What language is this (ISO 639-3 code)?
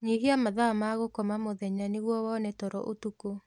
kik